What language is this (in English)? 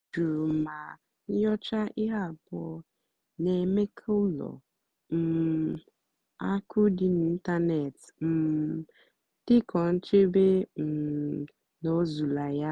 Igbo